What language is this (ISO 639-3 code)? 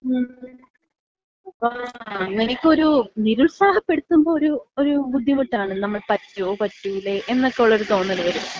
mal